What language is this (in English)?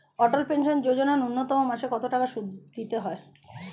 Bangla